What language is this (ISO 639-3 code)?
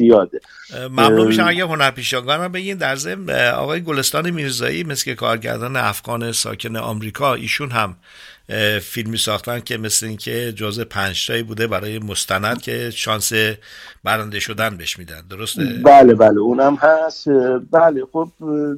fas